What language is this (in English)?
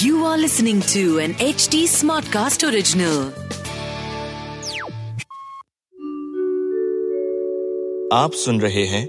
Hindi